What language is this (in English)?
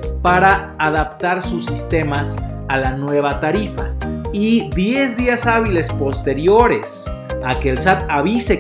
Spanish